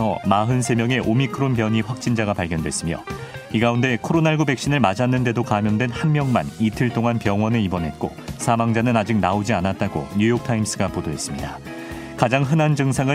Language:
Korean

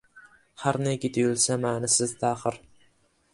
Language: Uzbek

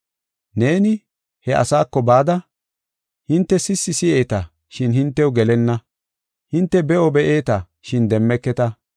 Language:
Gofa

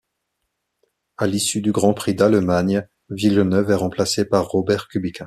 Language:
French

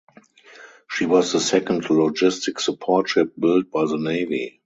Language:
English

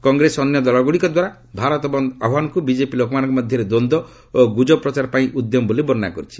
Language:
Odia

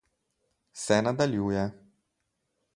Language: Slovenian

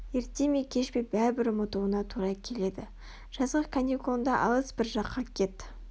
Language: Kazakh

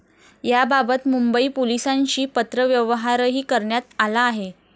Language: Marathi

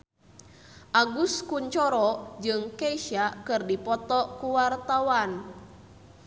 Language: Sundanese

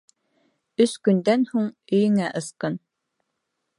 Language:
Bashkir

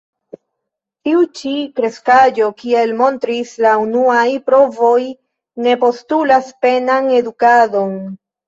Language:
Esperanto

